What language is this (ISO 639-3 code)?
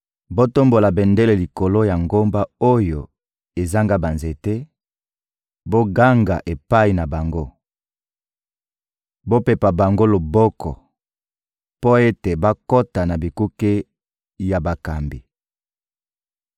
lin